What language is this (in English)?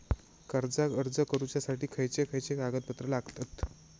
Marathi